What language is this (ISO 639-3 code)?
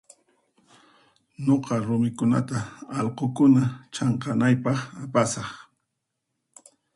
qxp